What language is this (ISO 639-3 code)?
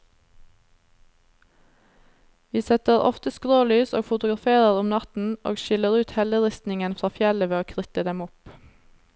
nor